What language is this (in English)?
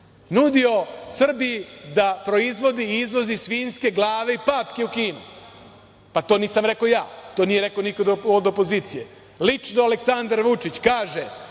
Serbian